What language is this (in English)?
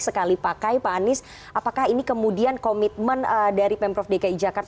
Indonesian